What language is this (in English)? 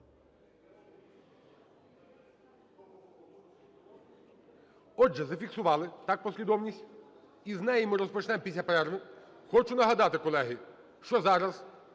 Ukrainian